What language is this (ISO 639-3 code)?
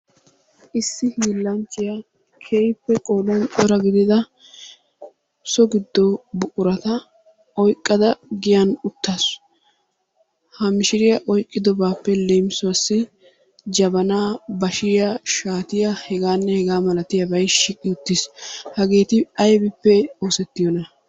wal